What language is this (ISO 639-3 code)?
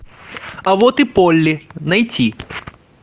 rus